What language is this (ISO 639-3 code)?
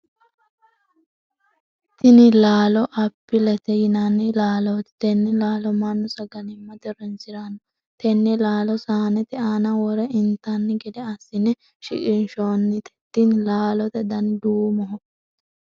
sid